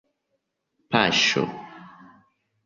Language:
Esperanto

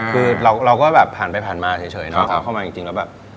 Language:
Thai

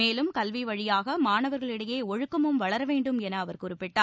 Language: Tamil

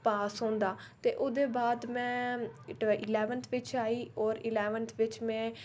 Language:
Dogri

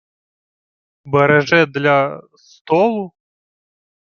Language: Ukrainian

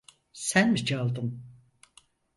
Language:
Turkish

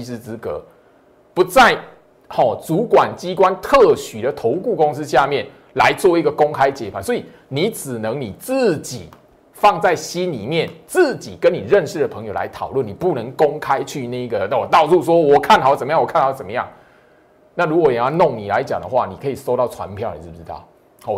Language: Chinese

